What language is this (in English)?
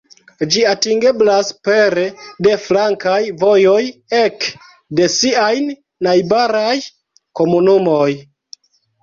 Esperanto